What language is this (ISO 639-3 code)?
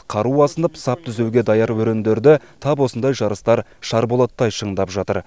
kaz